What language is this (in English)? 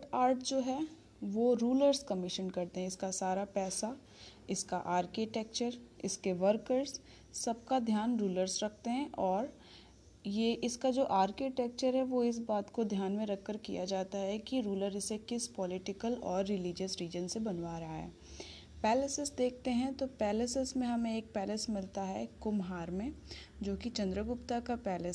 Hindi